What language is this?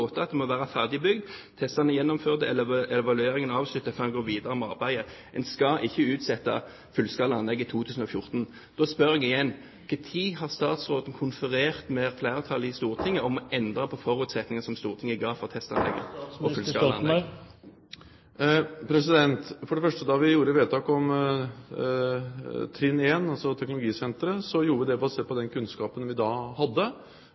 Norwegian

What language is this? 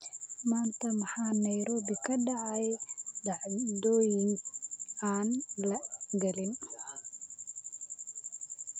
Somali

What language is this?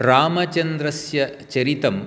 Sanskrit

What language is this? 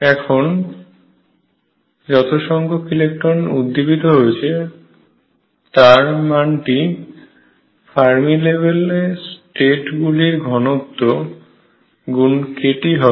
Bangla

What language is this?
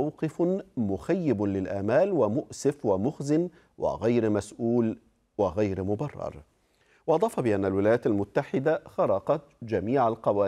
Arabic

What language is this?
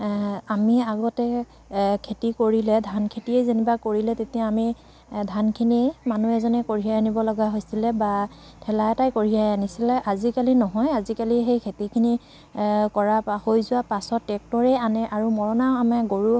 Assamese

